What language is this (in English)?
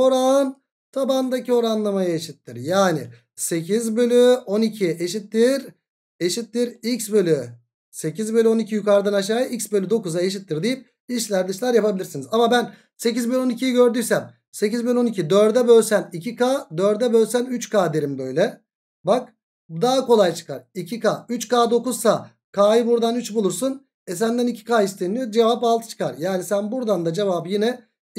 Turkish